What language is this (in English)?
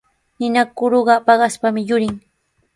Sihuas Ancash Quechua